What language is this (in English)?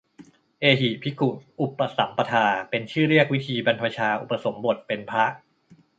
Thai